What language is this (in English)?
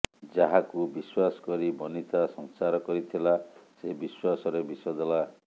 Odia